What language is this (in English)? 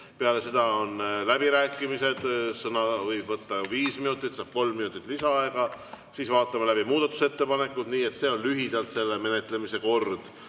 Estonian